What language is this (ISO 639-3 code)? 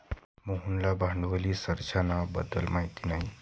mar